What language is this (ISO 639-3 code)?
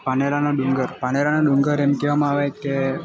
guj